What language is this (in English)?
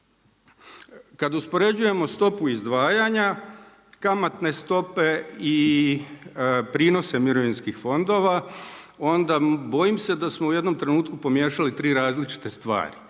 Croatian